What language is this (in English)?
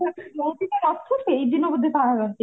Odia